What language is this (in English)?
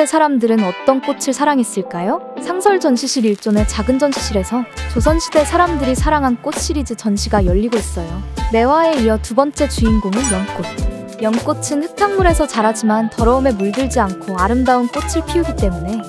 Korean